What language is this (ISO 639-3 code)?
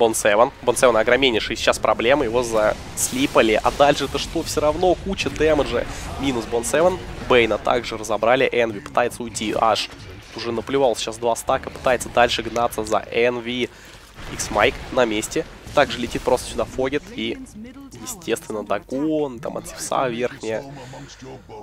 rus